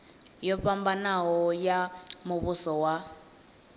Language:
Venda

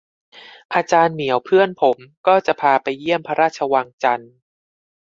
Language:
Thai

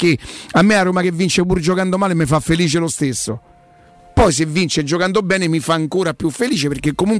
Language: Italian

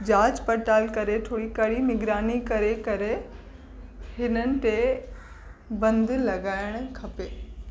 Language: Sindhi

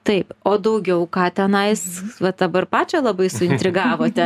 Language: Lithuanian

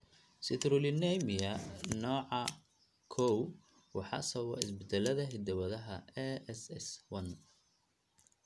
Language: Somali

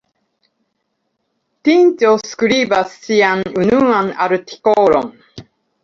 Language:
Esperanto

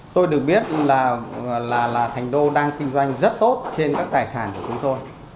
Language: Vietnamese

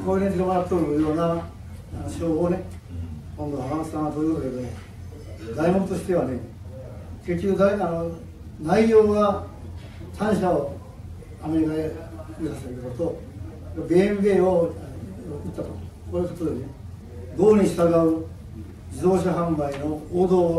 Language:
Japanese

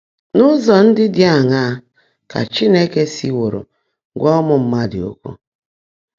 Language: Igbo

